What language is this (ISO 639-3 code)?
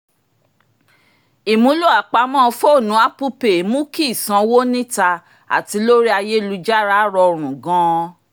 yor